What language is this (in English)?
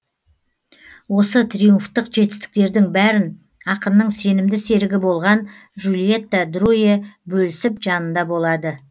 Kazakh